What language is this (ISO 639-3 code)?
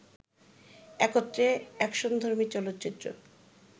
ben